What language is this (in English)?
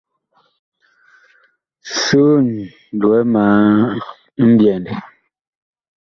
Bakoko